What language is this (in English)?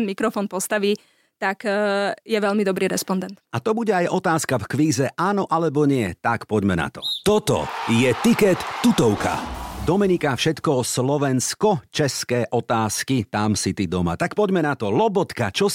Slovak